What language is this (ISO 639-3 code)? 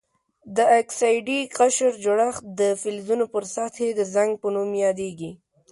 pus